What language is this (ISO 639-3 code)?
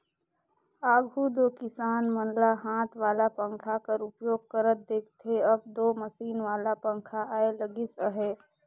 hne